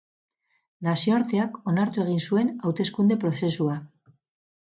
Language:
Basque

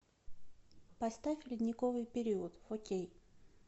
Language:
Russian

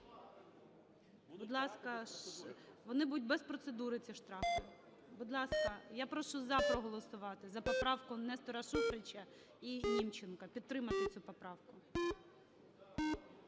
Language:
Ukrainian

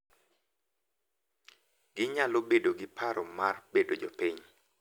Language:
Luo (Kenya and Tanzania)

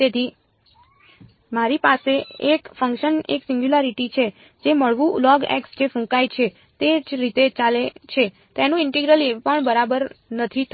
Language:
Gujarati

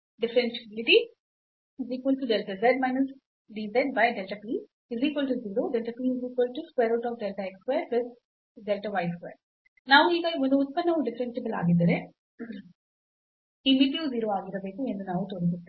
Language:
Kannada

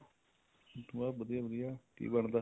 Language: Punjabi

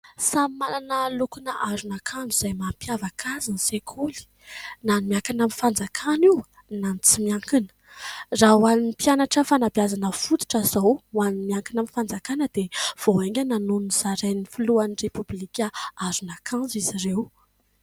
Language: Malagasy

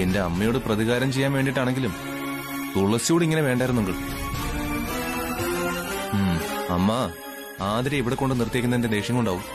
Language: Malayalam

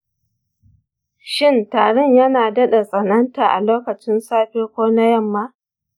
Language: Hausa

